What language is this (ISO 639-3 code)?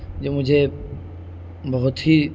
urd